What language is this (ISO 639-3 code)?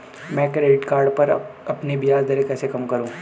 hin